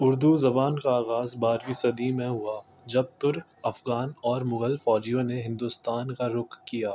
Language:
Urdu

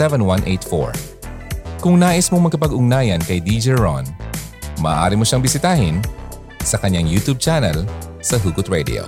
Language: Filipino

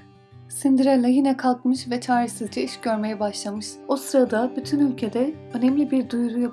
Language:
Turkish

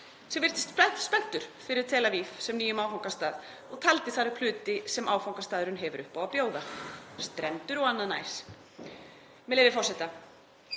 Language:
Icelandic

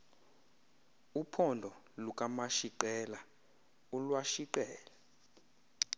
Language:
Xhosa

